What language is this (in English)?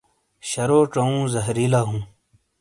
Shina